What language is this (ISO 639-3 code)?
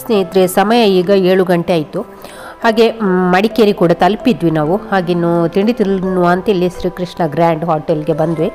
kan